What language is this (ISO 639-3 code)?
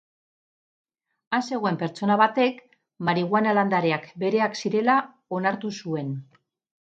eus